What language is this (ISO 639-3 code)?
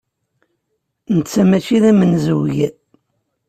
kab